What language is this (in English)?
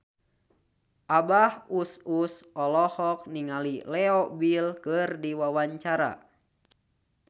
Sundanese